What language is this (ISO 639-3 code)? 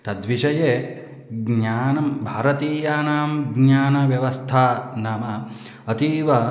san